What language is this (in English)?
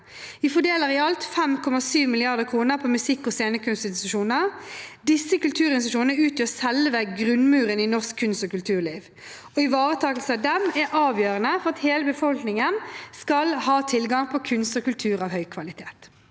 Norwegian